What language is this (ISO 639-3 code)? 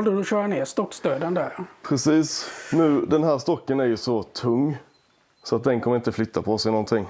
swe